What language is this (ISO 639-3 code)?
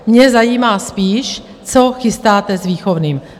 ces